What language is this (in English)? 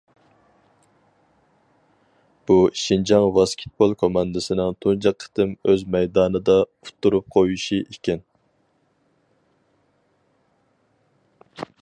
Uyghur